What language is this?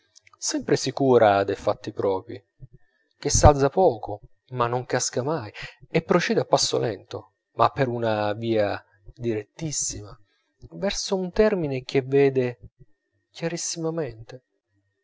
Italian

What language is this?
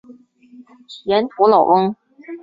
Chinese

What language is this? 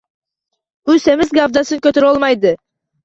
Uzbek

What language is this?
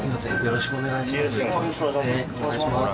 Japanese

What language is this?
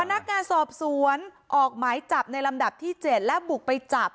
Thai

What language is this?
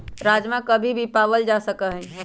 Magahi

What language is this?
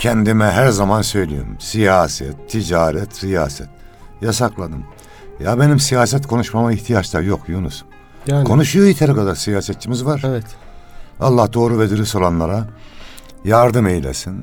Turkish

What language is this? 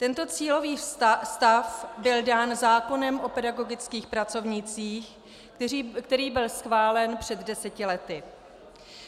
Czech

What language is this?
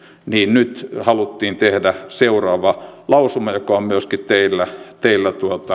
Finnish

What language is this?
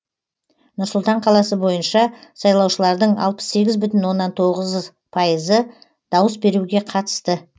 Kazakh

